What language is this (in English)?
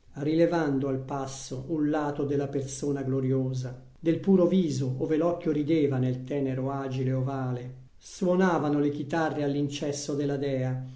Italian